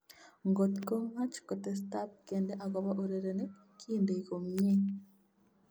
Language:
Kalenjin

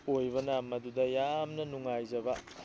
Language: Manipuri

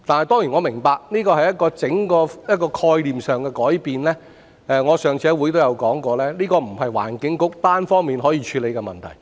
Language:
Cantonese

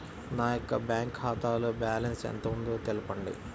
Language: Telugu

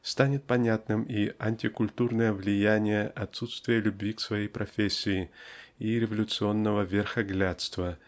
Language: Russian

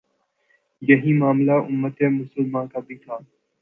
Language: Urdu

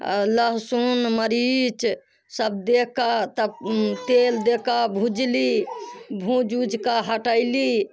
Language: Maithili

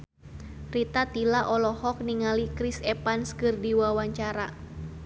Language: Sundanese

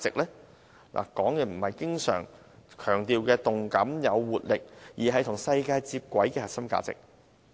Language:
Cantonese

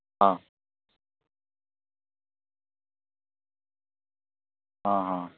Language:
Odia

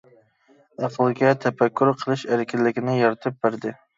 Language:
Uyghur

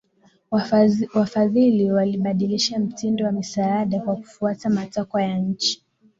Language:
Swahili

